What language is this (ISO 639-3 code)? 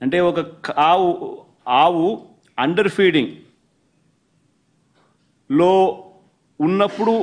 tel